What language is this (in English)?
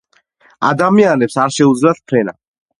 Georgian